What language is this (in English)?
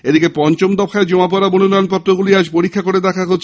Bangla